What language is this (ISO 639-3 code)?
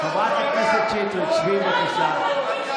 heb